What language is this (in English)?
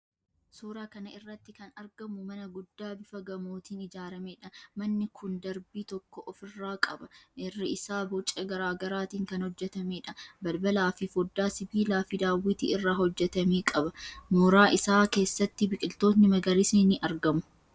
Oromo